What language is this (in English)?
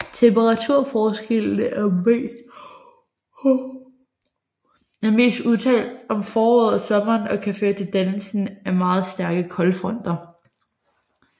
Danish